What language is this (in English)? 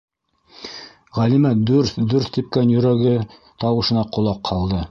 Bashkir